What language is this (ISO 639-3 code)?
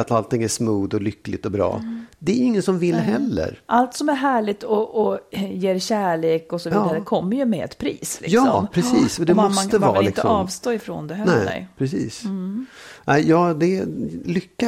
swe